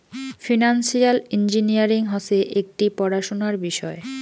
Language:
Bangla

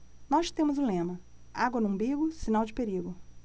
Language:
Portuguese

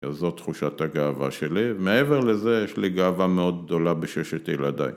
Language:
Hebrew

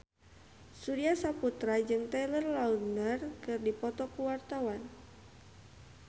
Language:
Sundanese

